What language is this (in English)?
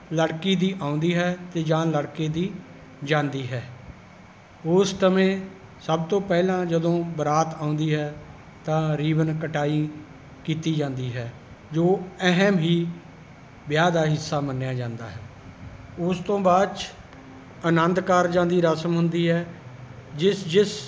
Punjabi